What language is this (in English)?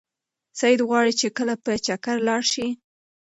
Pashto